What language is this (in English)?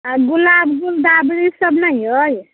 Maithili